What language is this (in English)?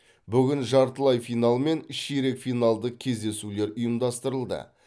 Kazakh